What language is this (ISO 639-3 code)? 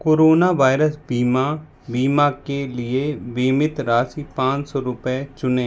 hin